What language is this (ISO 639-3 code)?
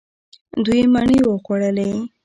pus